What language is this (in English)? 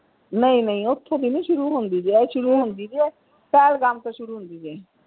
Punjabi